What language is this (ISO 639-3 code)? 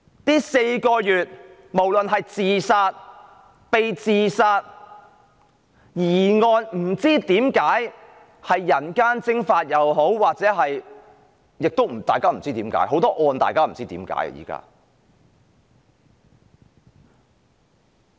yue